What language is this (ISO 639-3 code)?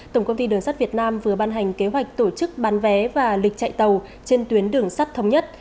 vie